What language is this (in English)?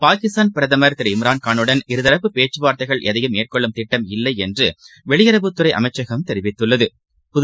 Tamil